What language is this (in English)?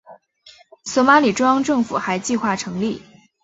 Chinese